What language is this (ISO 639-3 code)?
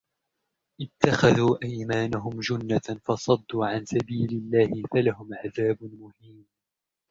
ara